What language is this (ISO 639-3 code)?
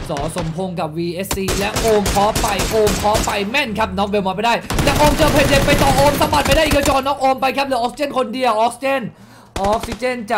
tha